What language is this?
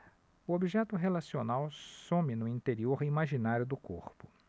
Portuguese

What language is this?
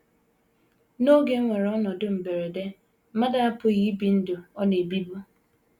Igbo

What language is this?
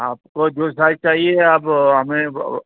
Urdu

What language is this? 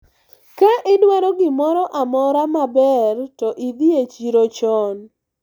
Luo (Kenya and Tanzania)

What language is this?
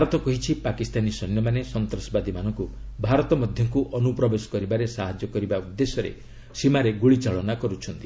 Odia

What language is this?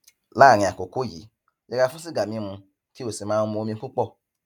Yoruba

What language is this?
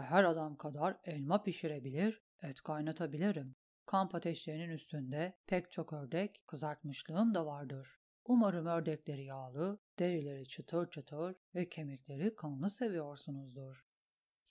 Turkish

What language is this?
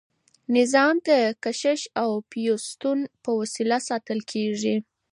Pashto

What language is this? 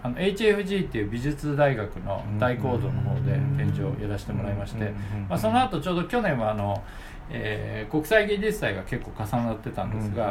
Japanese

